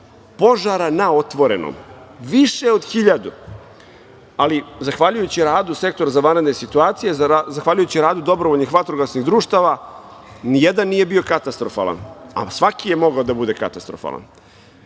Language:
Serbian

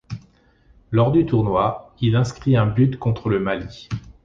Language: French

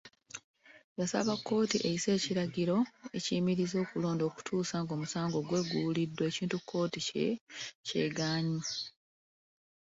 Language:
Ganda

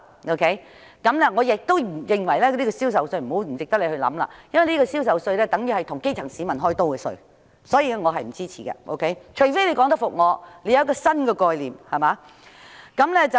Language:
Cantonese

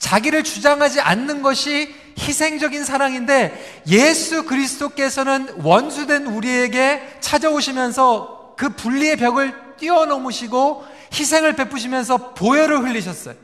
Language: Korean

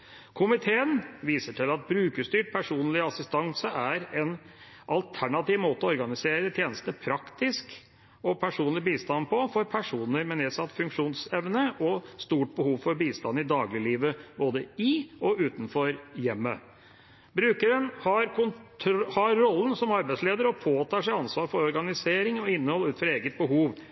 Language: Norwegian Bokmål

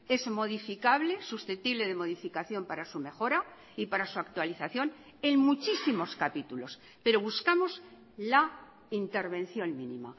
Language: Spanish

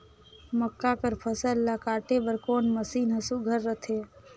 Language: Chhattisgarhi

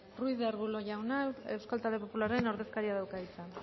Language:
Basque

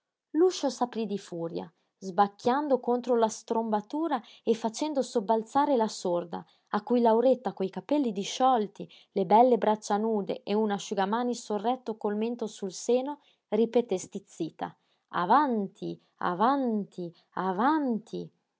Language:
Italian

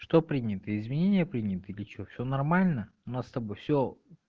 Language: Russian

